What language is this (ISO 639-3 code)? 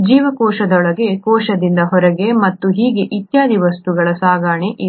kan